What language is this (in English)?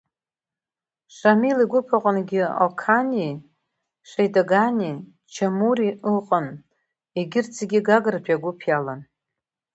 Abkhazian